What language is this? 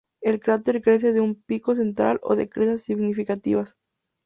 Spanish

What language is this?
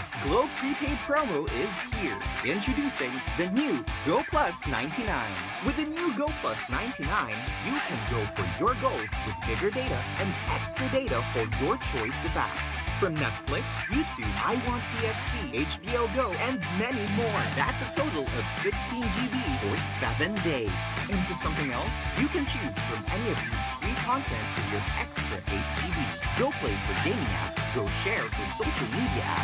Filipino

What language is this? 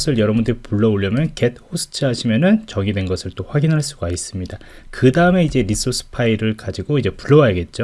Korean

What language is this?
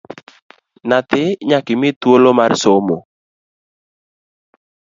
Luo (Kenya and Tanzania)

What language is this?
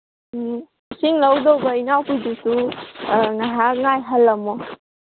Manipuri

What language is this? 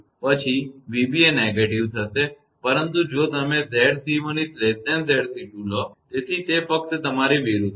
Gujarati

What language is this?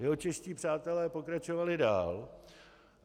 Czech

